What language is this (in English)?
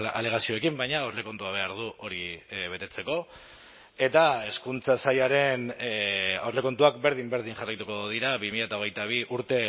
Basque